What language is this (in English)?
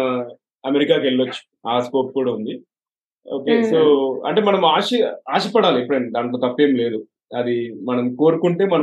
Telugu